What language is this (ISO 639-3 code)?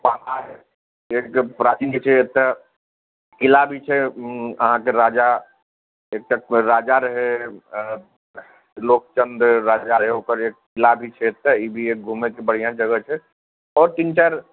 mai